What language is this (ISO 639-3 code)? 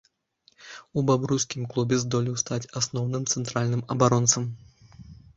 bel